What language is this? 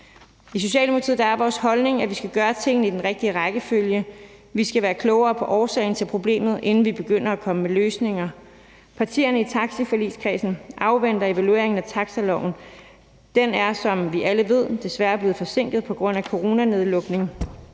Danish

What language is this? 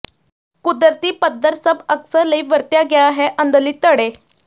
Punjabi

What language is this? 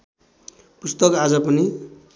Nepali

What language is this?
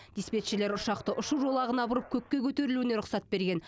Kazakh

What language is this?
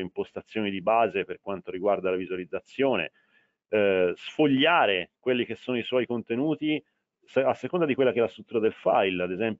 Italian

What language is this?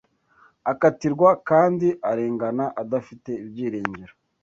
Kinyarwanda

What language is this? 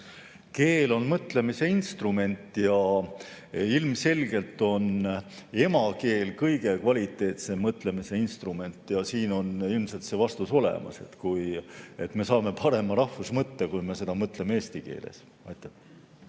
Estonian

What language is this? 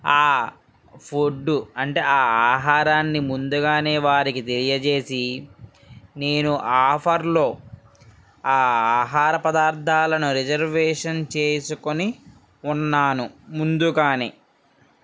Telugu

